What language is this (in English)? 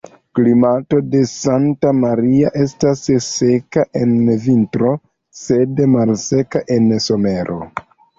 Esperanto